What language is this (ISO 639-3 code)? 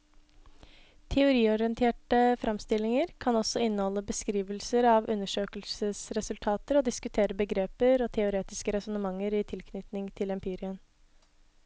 nor